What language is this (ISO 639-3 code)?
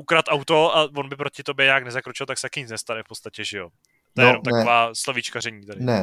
ces